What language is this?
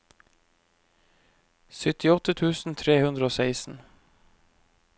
Norwegian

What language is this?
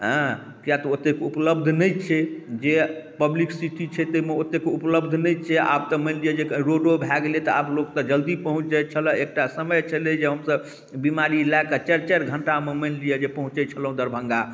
Maithili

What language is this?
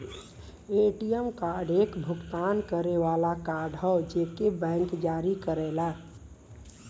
Bhojpuri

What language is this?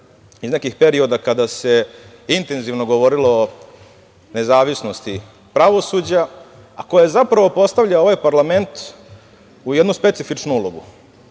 Serbian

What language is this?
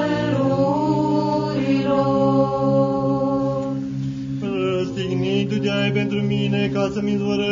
Romanian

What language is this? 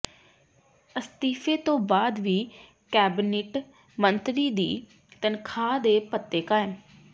Punjabi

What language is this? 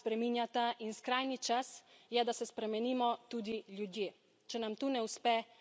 Slovenian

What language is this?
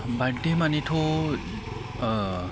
Bodo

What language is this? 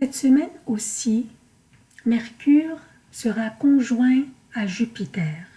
French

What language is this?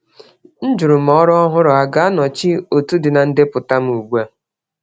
Igbo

